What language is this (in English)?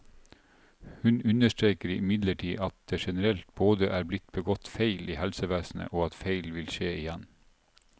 Norwegian